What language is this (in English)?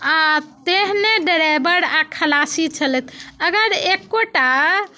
Maithili